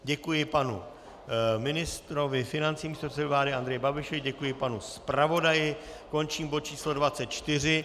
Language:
Czech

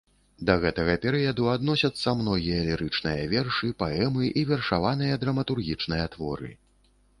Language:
Belarusian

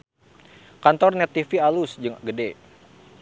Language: Sundanese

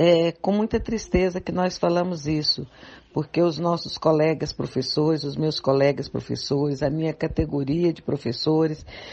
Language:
Portuguese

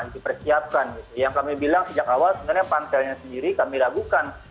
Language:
Indonesian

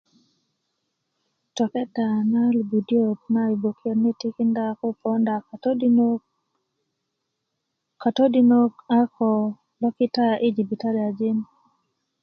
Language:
Kuku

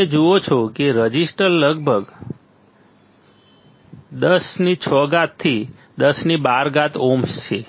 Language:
Gujarati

